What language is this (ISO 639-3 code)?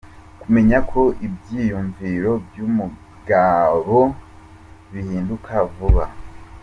kin